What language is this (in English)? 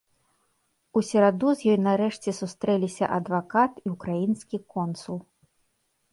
Belarusian